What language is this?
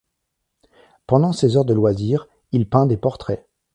French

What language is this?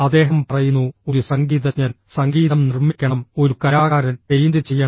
Malayalam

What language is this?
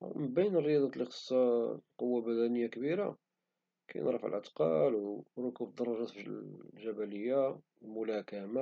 Moroccan Arabic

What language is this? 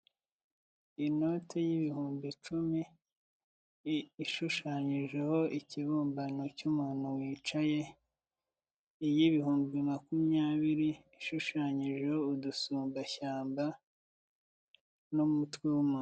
Kinyarwanda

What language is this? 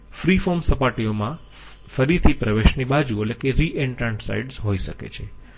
Gujarati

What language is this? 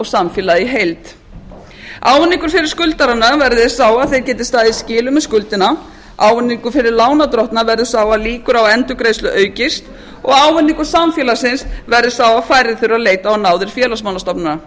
Icelandic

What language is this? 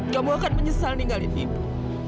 Indonesian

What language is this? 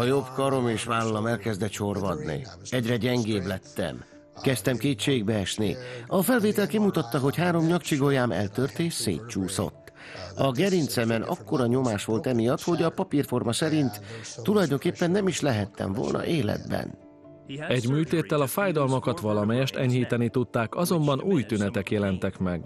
Hungarian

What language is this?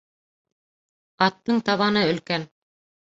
Bashkir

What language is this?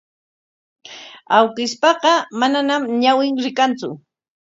Corongo Ancash Quechua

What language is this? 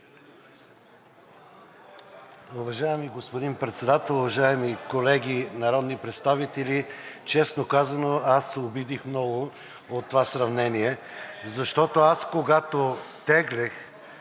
Bulgarian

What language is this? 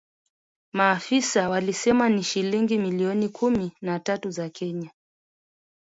Swahili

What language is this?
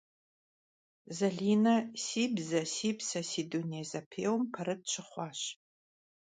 Kabardian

